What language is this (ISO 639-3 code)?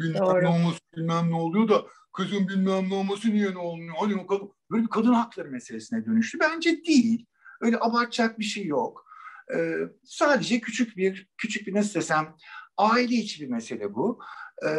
tur